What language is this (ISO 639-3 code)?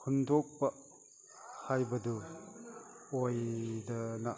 mni